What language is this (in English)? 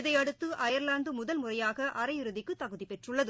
Tamil